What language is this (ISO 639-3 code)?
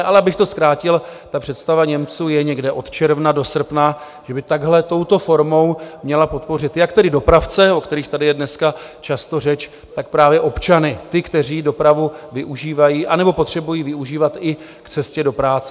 ces